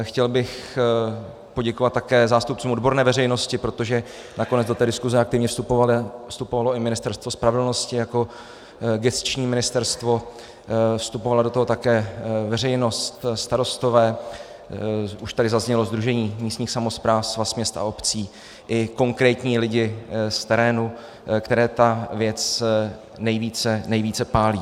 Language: Czech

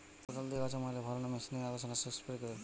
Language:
Bangla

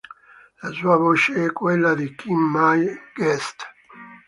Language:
Italian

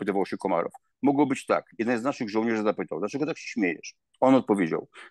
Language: Polish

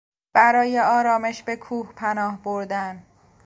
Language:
Persian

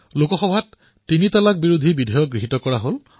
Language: Assamese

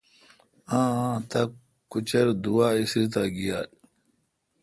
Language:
Kalkoti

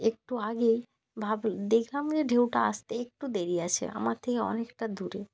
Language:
Bangla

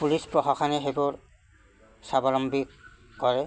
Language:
Assamese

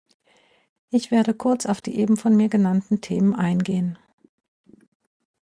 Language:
German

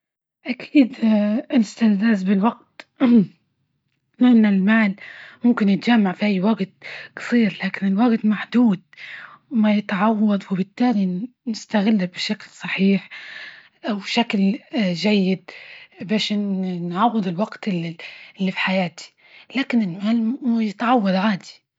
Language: Libyan Arabic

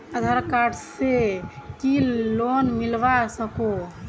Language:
Magahi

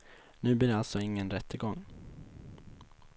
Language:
Swedish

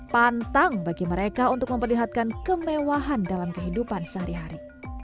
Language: Indonesian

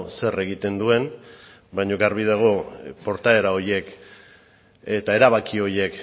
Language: Basque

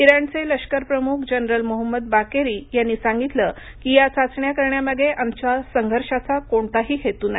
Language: Marathi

